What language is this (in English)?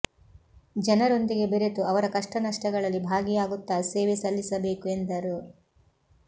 Kannada